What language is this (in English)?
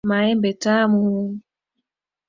Swahili